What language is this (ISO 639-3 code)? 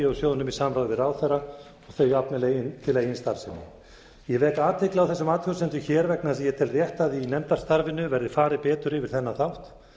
isl